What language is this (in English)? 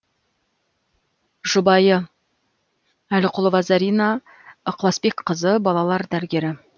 Kazakh